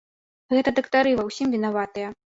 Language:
Belarusian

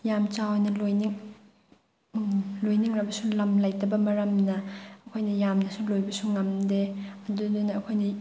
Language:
Manipuri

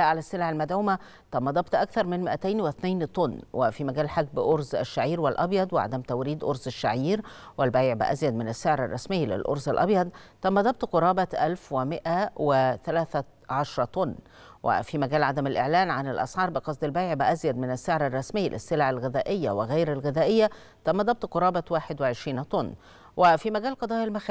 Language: Arabic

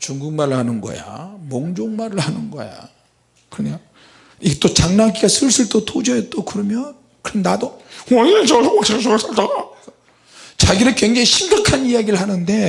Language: Korean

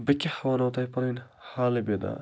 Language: Kashmiri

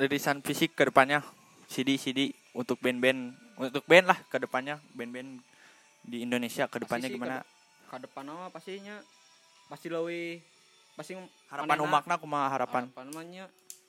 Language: Indonesian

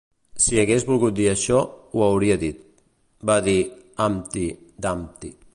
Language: Catalan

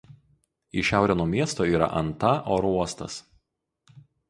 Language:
Lithuanian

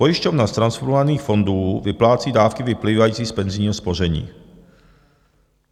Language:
Czech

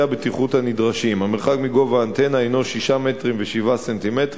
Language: Hebrew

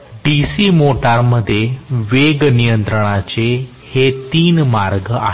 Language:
Marathi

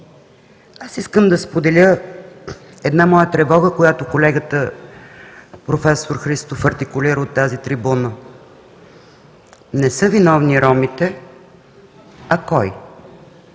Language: Bulgarian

